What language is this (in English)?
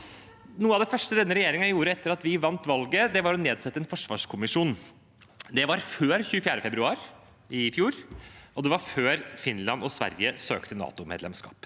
Norwegian